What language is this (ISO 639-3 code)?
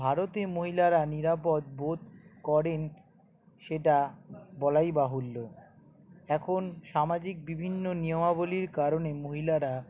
ben